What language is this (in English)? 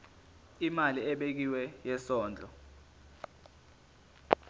Zulu